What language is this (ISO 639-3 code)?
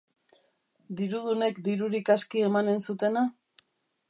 eus